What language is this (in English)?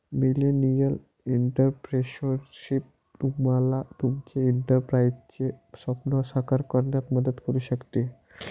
Marathi